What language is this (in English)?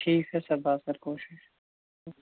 Kashmiri